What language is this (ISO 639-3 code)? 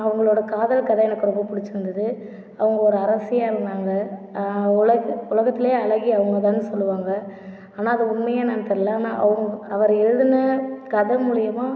tam